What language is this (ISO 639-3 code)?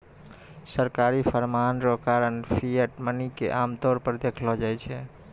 mai